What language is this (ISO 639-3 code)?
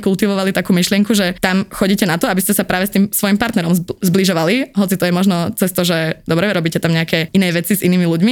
slk